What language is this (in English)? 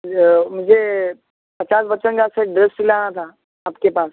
Urdu